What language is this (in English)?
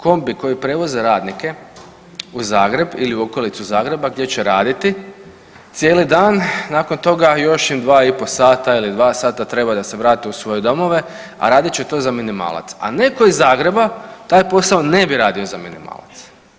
Croatian